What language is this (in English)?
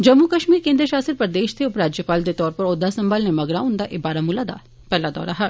Dogri